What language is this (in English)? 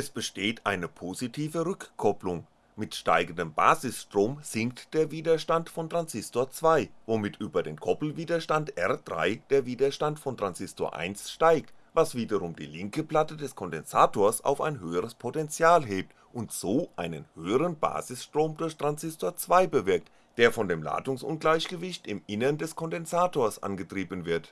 German